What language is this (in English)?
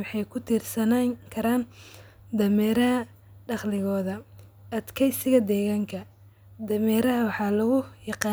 Somali